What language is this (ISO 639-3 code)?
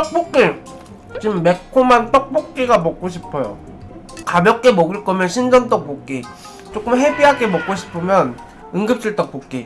kor